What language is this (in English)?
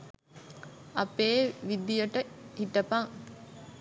Sinhala